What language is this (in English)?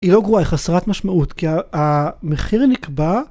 Hebrew